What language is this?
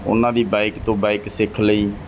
Punjabi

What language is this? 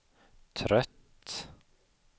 Swedish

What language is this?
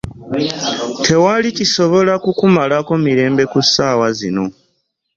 Ganda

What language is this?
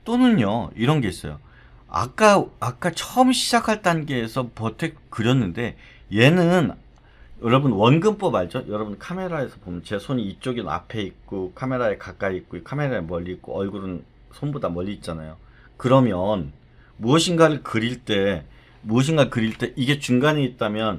Korean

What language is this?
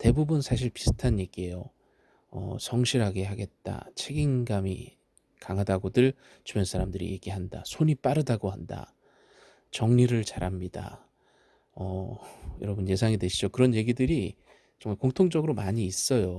Korean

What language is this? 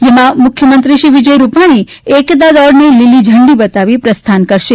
Gujarati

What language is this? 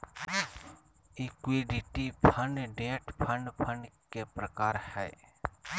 Magahi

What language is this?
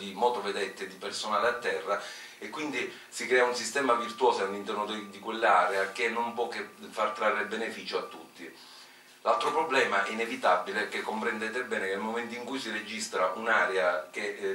Italian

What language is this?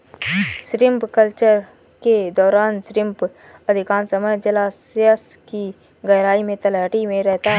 Hindi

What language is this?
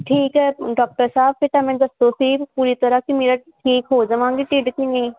Punjabi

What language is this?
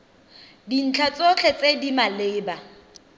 Tswana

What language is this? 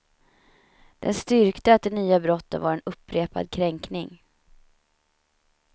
Swedish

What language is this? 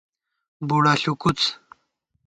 Gawar-Bati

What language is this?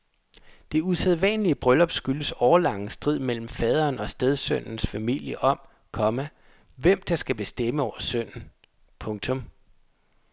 Danish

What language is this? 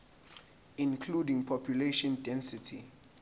Zulu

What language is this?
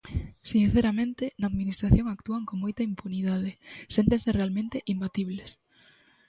Galician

